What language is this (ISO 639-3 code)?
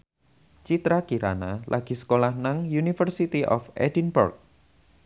jav